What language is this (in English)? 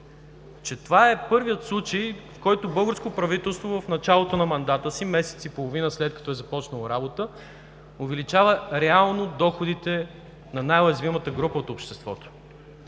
Bulgarian